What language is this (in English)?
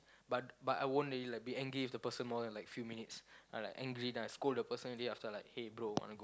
English